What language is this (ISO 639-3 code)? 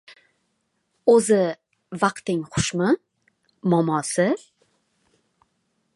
uzb